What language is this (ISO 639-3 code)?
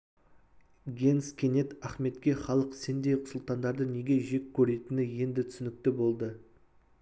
kaz